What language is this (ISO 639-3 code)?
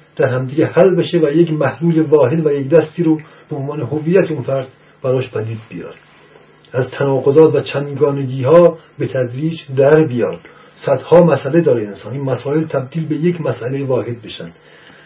fas